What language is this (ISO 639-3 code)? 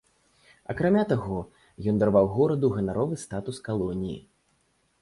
bel